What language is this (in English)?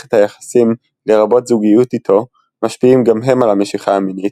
Hebrew